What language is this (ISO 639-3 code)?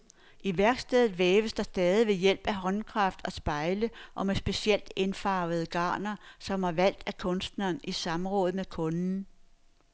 dan